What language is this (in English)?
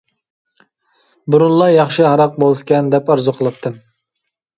Uyghur